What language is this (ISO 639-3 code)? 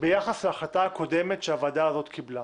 heb